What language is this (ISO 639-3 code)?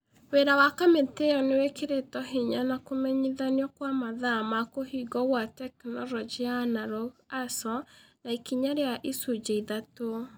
kik